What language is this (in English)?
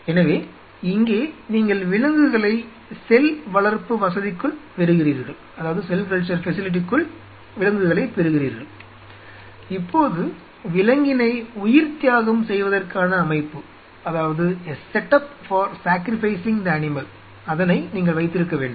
Tamil